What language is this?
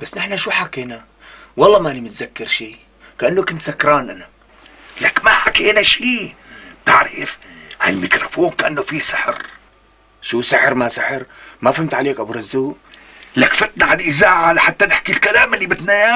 Arabic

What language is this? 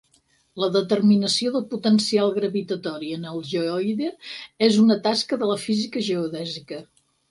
Catalan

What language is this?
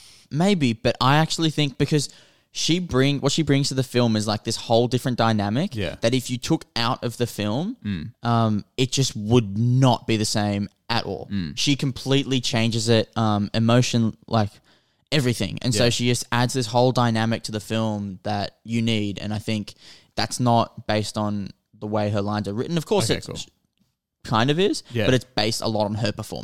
English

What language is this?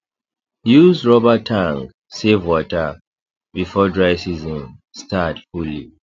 Nigerian Pidgin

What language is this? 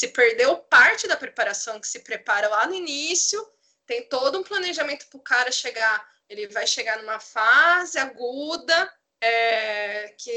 Portuguese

